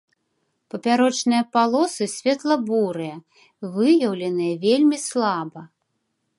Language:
Belarusian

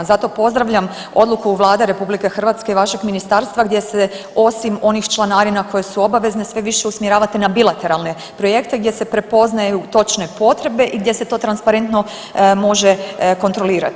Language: Croatian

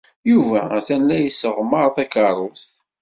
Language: Kabyle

